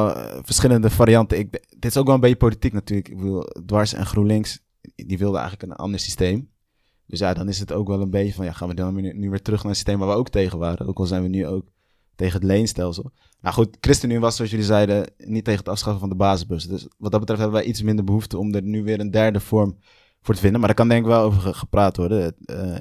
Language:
Dutch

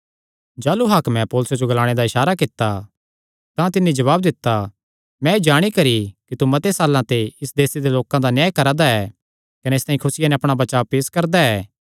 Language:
Kangri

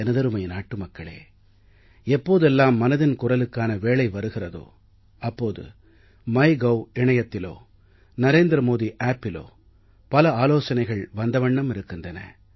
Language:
Tamil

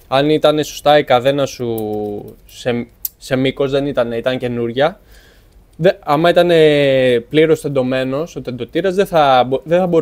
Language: Greek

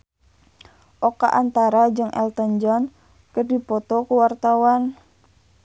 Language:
Sundanese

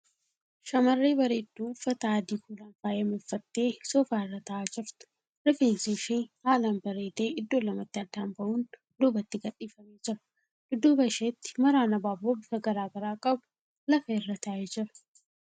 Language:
Oromo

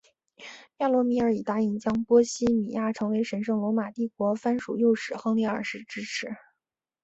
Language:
Chinese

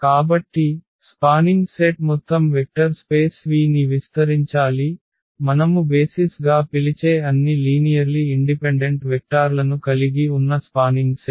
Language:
Telugu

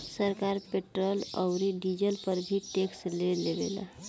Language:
Bhojpuri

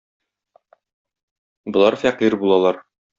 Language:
Tatar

